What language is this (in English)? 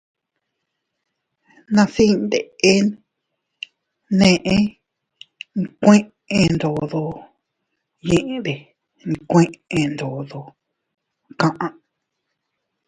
Teutila Cuicatec